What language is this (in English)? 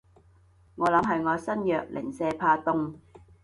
Cantonese